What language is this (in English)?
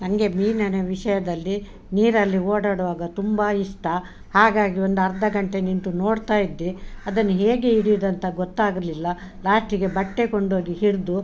Kannada